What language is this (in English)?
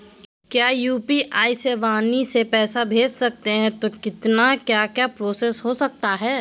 Magahi